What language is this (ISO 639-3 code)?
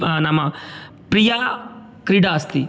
san